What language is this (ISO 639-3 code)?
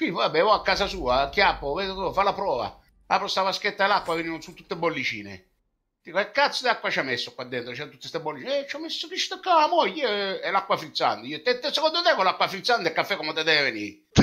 ita